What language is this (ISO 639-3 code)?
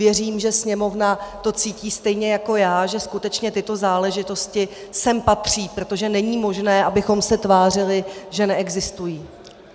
ces